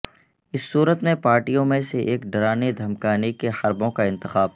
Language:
Urdu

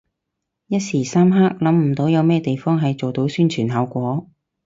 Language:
Cantonese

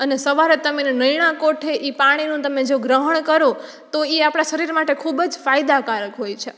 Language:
Gujarati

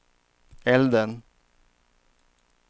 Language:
Swedish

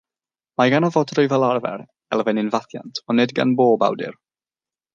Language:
Welsh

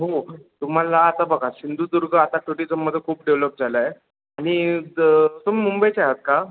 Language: Marathi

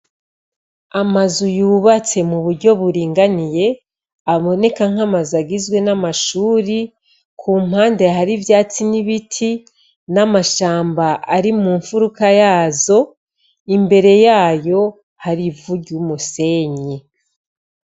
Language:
Rundi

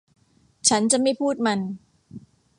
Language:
Thai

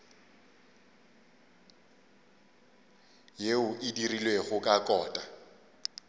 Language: Northern Sotho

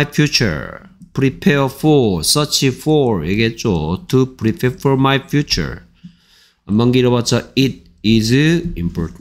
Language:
Korean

